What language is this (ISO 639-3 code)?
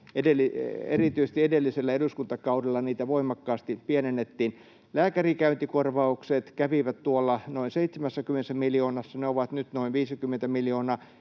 fin